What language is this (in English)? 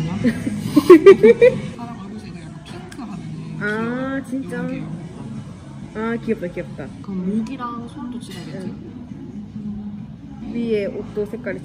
Korean